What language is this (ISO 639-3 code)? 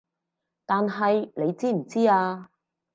yue